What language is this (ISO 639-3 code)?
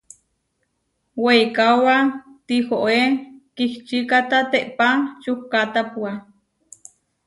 var